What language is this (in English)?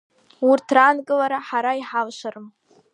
Abkhazian